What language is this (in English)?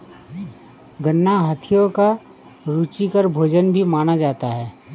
Hindi